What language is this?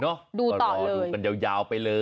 Thai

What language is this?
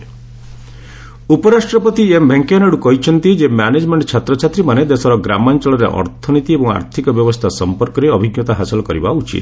Odia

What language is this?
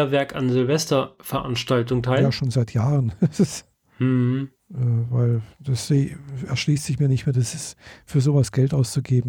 German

